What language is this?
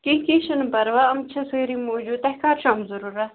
Kashmiri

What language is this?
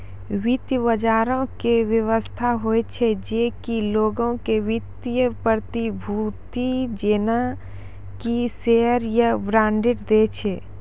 Maithili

